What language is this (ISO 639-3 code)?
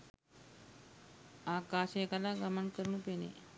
sin